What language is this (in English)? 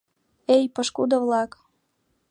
Mari